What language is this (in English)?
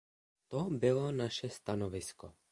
Czech